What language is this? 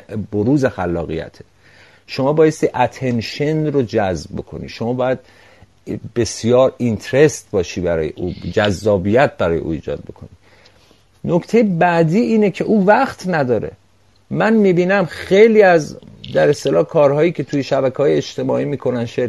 Persian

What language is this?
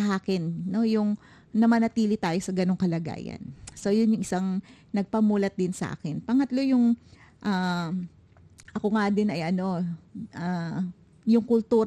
Filipino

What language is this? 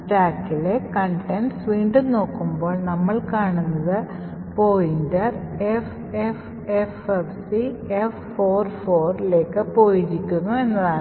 Malayalam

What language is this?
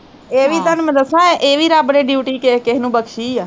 Punjabi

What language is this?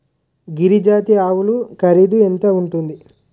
Telugu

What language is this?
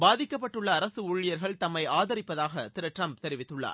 Tamil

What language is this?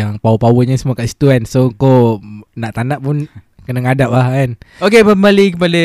Malay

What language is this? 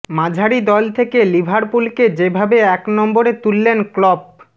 Bangla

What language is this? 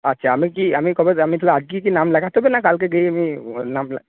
Bangla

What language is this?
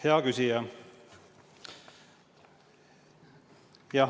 Estonian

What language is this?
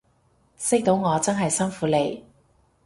Cantonese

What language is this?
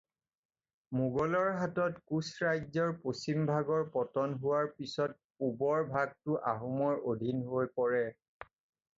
Assamese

